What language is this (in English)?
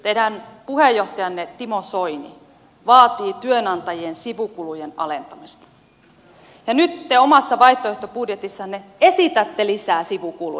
Finnish